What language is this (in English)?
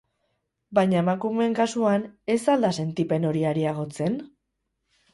Basque